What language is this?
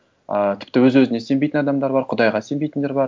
Kazakh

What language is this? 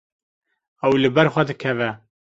Kurdish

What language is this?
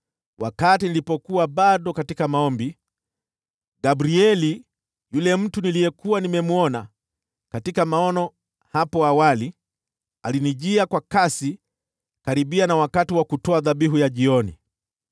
Swahili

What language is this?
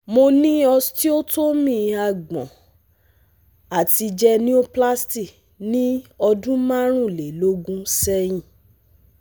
Yoruba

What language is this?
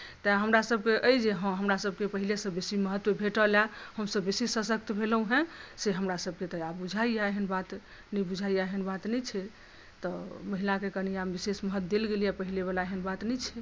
Maithili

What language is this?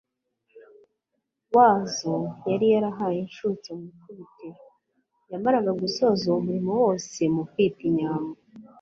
Kinyarwanda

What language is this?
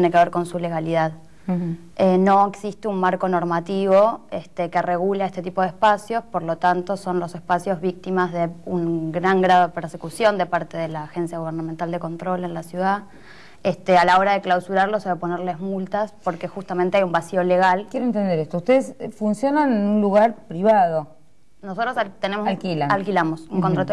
Spanish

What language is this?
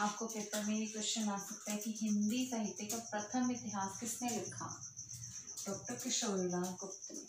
Hindi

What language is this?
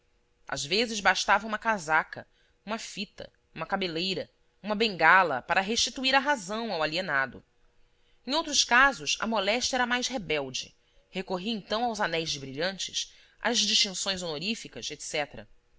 Portuguese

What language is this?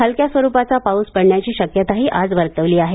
Marathi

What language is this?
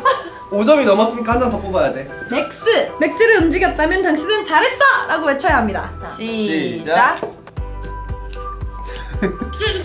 Korean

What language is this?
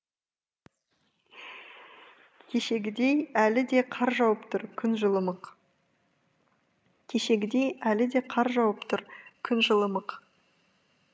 Kazakh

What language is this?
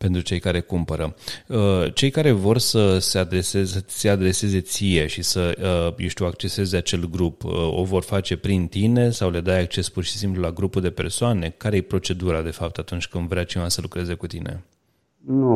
Romanian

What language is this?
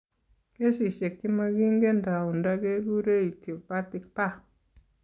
Kalenjin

